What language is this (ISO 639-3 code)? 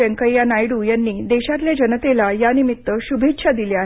mar